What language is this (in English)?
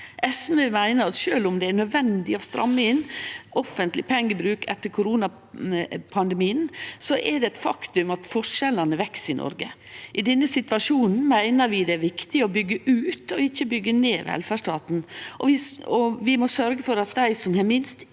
Norwegian